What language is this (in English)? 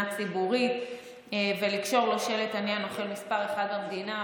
Hebrew